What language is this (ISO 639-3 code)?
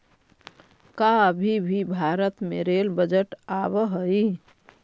mag